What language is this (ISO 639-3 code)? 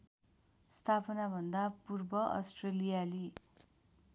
nep